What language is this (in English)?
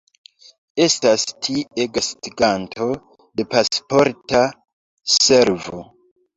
Esperanto